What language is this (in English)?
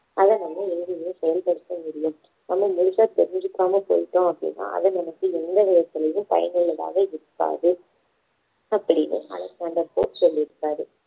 Tamil